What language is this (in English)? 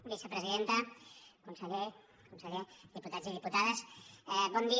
Catalan